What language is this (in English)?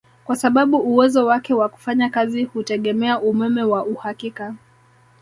Swahili